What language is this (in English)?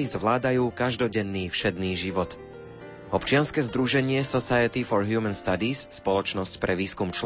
Slovak